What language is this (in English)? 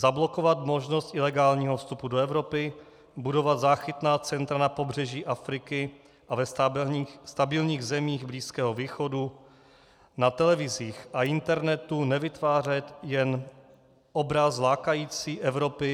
Czech